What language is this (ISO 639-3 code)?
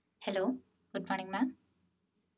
mal